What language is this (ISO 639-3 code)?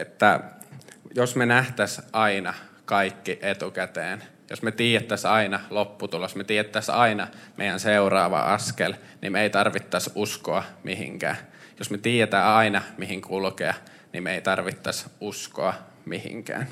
fin